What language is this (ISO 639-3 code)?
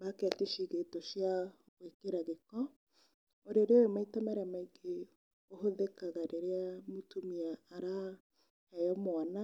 kik